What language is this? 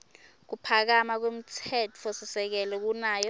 Swati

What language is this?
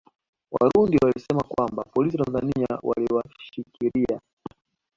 Swahili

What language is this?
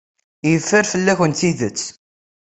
Kabyle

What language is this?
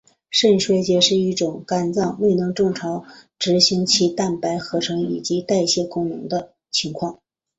Chinese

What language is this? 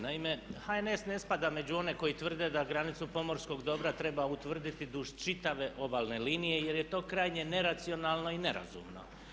Croatian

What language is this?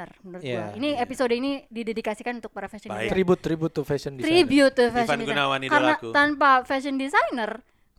Indonesian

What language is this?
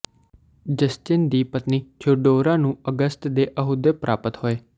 Punjabi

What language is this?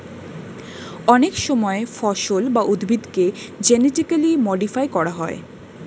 Bangla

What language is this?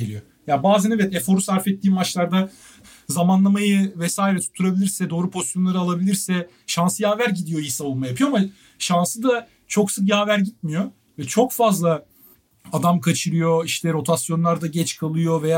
Turkish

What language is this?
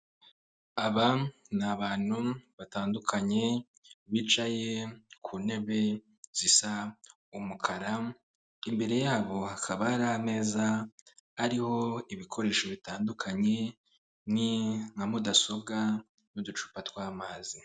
Kinyarwanda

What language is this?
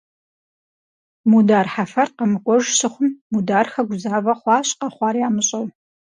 Kabardian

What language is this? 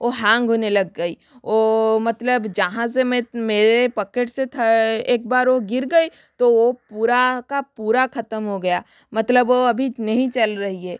Hindi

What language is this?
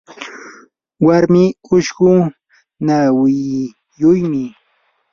Yanahuanca Pasco Quechua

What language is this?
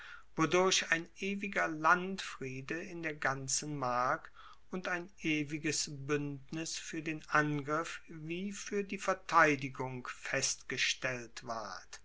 German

